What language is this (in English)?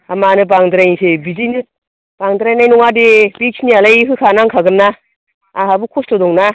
Bodo